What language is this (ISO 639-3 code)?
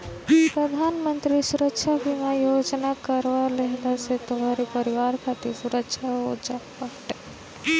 bho